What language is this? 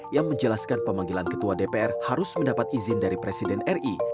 Indonesian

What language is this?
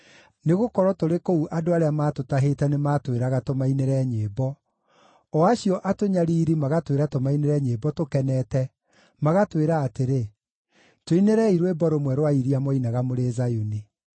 Kikuyu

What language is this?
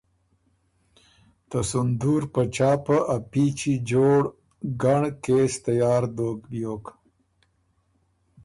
Ormuri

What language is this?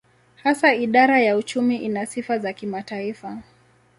Swahili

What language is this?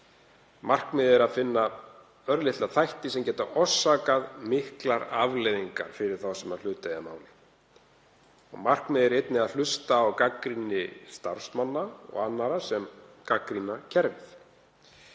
Icelandic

